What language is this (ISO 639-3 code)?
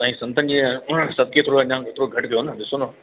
snd